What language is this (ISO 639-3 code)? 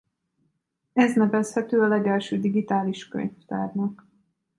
hun